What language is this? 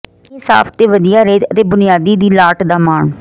Punjabi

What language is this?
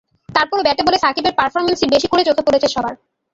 Bangla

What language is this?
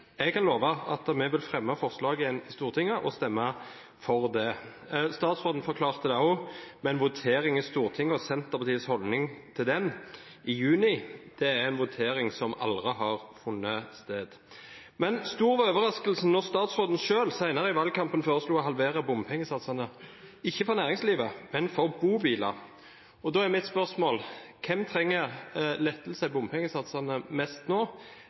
Norwegian Bokmål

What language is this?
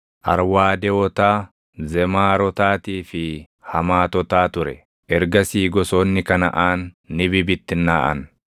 Oromo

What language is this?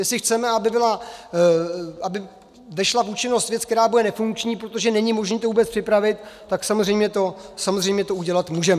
Czech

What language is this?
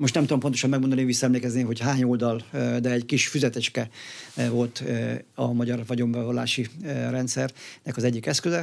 Hungarian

